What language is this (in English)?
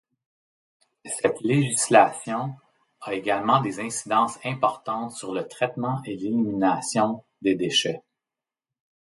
French